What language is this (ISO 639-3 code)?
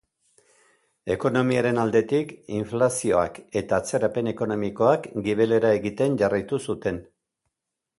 eus